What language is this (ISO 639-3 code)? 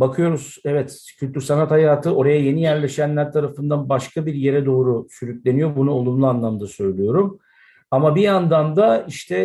tur